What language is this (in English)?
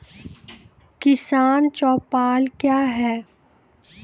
Maithili